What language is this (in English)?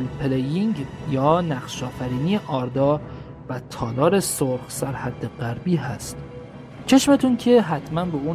Persian